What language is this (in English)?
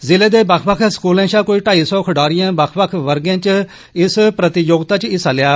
Dogri